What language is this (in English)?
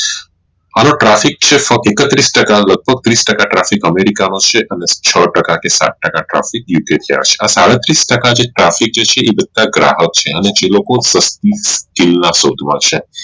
Gujarati